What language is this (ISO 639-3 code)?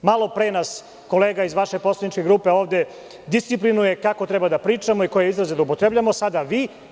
srp